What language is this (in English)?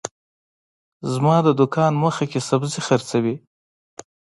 Pashto